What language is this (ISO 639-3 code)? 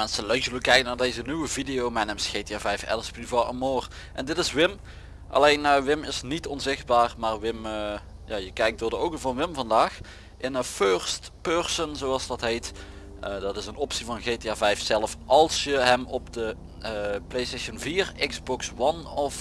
nld